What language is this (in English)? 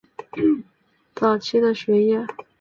Chinese